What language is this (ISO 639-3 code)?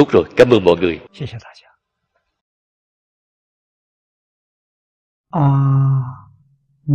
vie